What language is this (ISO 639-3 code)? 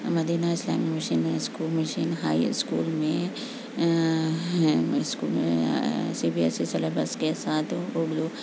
urd